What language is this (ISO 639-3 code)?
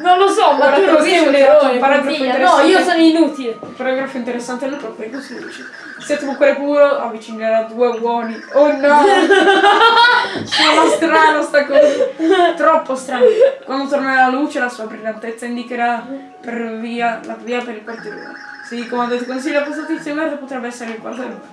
ita